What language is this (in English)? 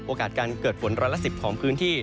Thai